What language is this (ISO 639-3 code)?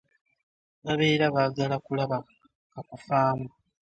lug